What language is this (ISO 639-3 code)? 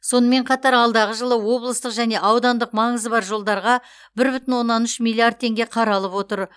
kaz